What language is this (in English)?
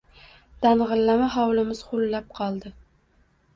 Uzbek